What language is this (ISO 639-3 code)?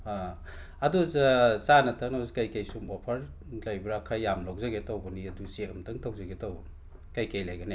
mni